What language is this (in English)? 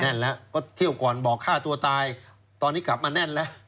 Thai